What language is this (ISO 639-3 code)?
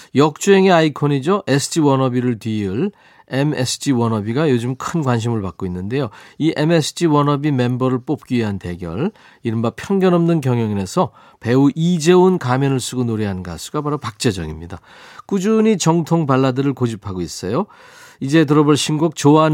kor